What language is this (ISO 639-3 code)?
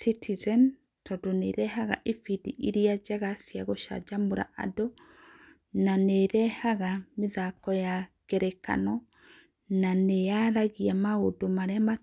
kik